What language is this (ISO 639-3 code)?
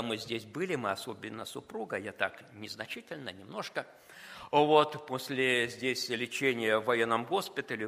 rus